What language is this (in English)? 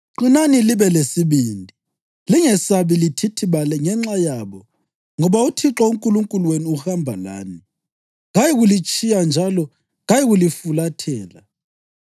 North Ndebele